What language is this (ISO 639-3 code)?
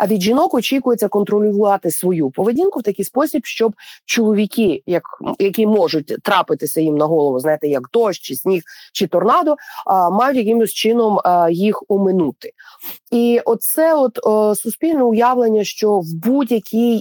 ukr